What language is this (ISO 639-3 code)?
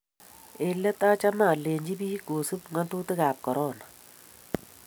kln